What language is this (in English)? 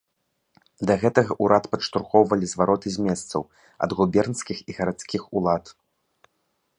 Belarusian